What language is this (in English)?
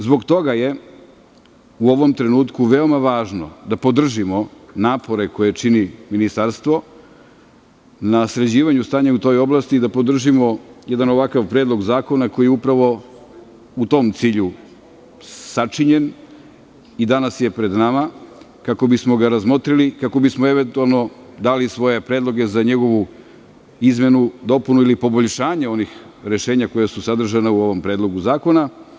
Serbian